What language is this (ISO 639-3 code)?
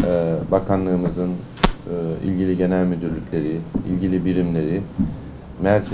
tur